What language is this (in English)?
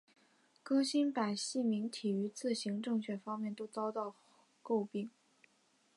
Chinese